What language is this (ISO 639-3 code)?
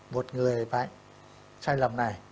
vie